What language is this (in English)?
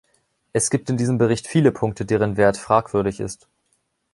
German